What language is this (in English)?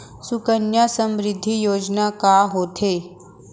Chhattisgarhi